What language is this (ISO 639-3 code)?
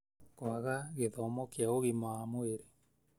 kik